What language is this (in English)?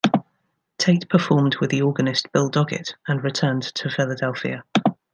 English